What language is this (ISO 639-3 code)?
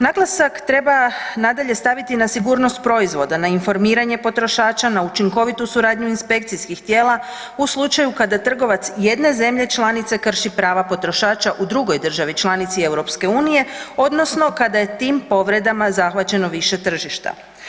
hrv